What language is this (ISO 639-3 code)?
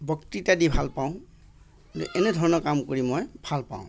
asm